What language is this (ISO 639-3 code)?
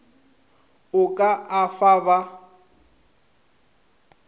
nso